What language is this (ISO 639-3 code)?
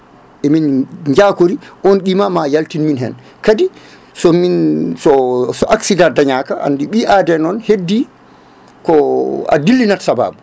ful